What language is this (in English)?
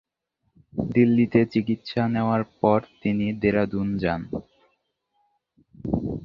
Bangla